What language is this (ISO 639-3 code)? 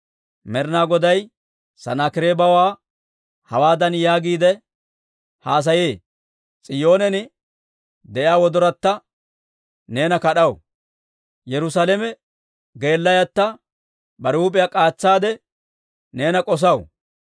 dwr